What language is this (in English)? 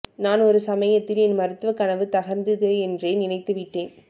Tamil